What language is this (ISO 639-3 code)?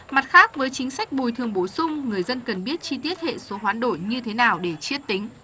vie